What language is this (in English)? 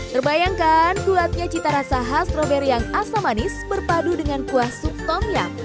Indonesian